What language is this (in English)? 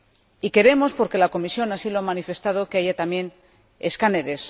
Spanish